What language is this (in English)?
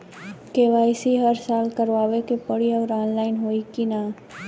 Bhojpuri